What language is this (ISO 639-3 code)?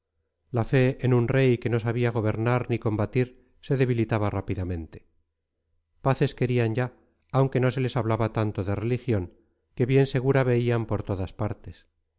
spa